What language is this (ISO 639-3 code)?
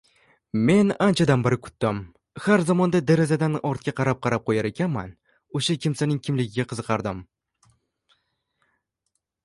uzb